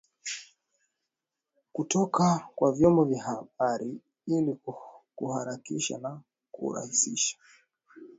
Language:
Swahili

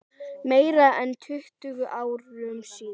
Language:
Icelandic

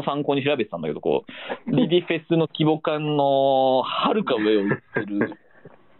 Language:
Japanese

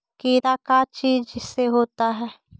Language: Magahi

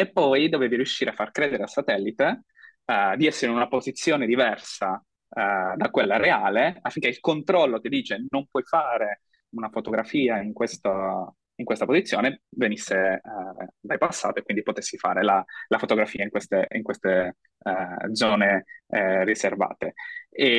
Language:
Italian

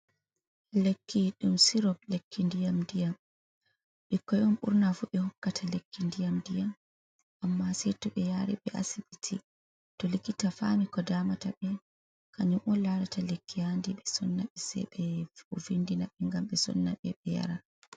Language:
Fula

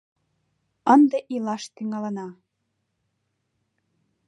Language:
Mari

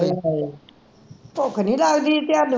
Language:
Punjabi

